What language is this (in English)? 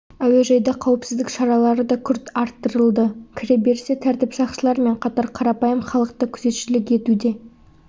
Kazakh